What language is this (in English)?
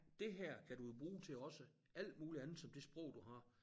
Danish